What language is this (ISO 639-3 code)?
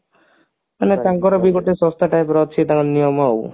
ori